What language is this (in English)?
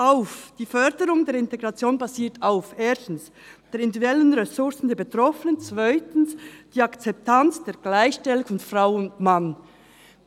Swiss German